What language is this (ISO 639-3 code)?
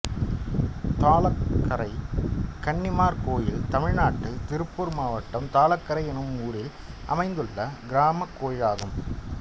tam